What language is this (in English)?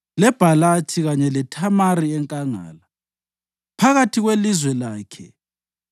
North Ndebele